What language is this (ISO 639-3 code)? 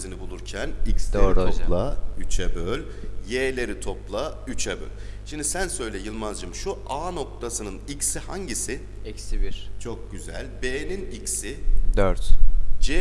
tur